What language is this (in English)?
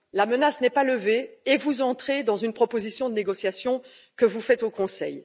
French